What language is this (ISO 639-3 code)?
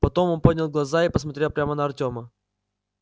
rus